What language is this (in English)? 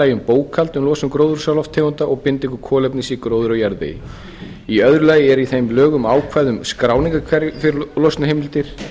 Icelandic